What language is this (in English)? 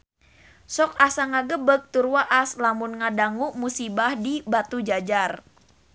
Sundanese